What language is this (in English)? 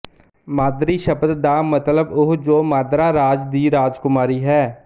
Punjabi